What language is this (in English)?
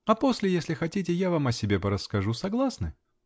Russian